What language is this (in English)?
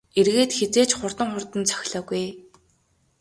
Mongolian